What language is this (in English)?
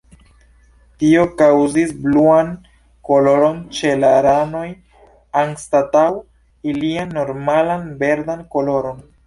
Esperanto